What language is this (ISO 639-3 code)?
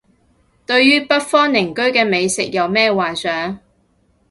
yue